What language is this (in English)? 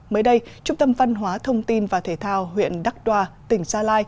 Vietnamese